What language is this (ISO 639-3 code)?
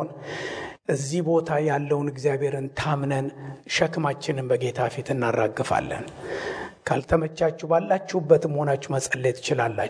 amh